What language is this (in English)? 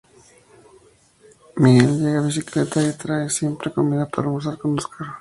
Spanish